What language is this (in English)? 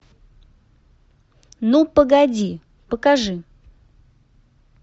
Russian